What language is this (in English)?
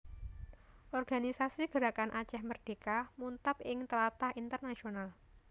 Javanese